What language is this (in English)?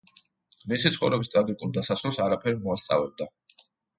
Georgian